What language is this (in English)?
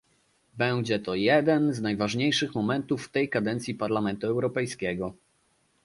Polish